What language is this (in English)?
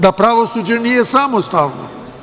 Serbian